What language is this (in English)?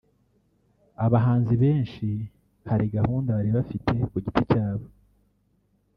Kinyarwanda